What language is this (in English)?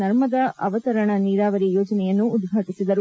Kannada